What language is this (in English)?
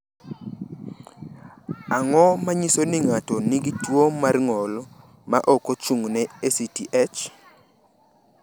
Luo (Kenya and Tanzania)